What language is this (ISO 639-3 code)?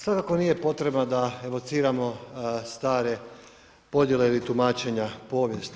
hrv